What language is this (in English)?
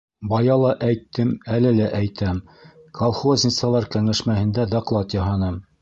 Bashkir